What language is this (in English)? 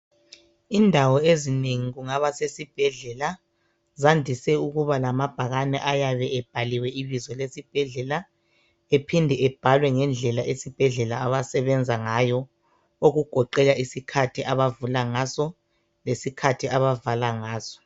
North Ndebele